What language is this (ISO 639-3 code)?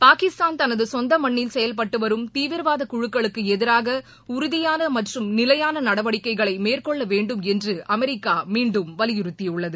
tam